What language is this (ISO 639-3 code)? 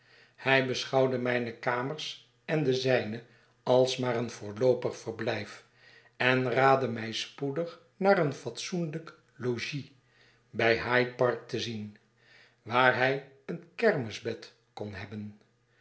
nld